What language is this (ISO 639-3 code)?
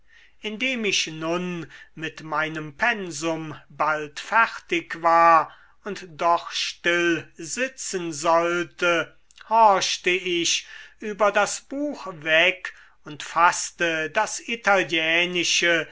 deu